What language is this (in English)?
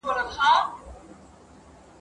Pashto